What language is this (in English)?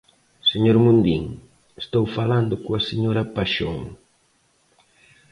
Galician